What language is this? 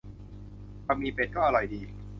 Thai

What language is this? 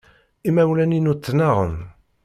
Kabyle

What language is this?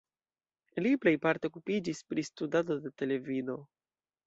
Esperanto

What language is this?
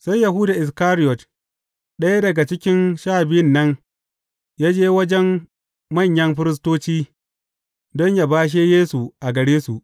Hausa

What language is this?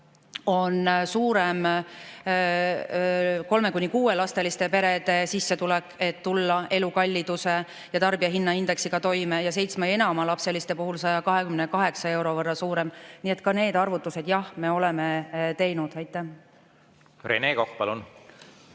Estonian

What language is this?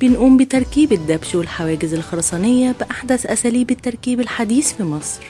Arabic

